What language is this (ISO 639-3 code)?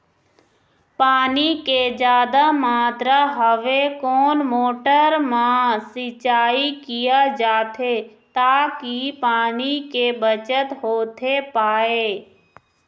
hne